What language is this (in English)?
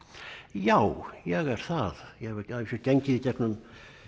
Icelandic